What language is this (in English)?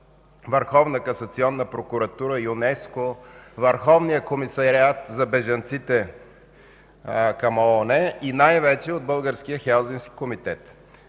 Bulgarian